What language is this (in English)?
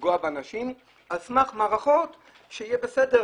Hebrew